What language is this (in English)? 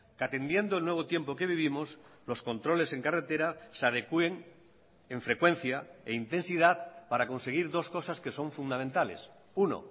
Spanish